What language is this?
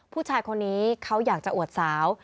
Thai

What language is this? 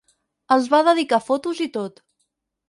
Catalan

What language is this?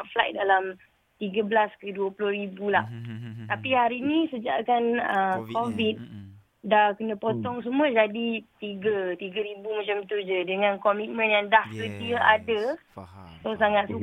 Malay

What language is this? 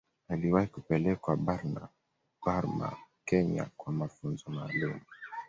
Swahili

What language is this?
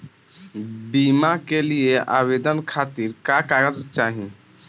Bhojpuri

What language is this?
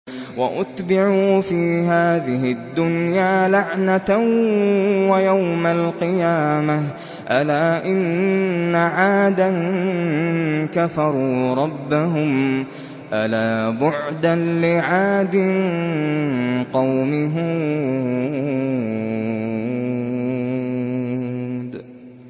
Arabic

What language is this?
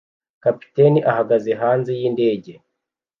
Kinyarwanda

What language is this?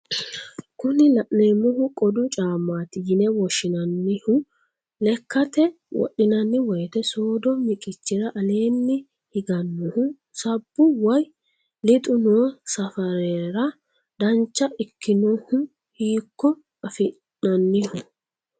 Sidamo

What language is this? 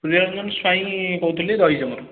Odia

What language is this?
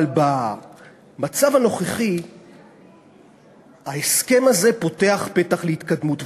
Hebrew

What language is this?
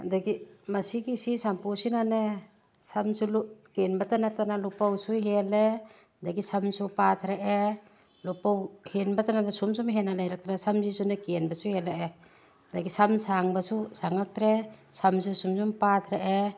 Manipuri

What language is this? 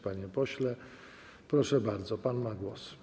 Polish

